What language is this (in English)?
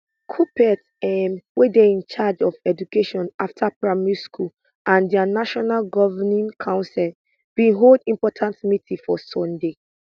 Nigerian Pidgin